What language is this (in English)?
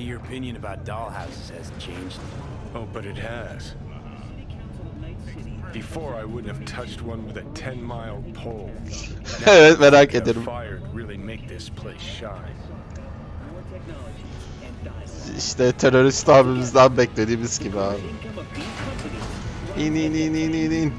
Turkish